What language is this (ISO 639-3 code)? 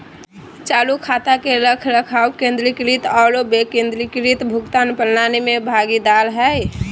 mag